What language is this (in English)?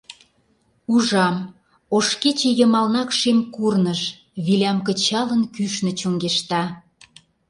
Mari